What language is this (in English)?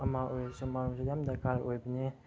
Manipuri